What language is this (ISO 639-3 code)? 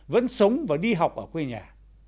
vie